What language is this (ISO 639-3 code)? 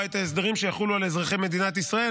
heb